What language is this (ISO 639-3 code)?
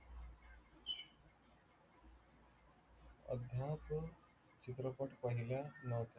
mar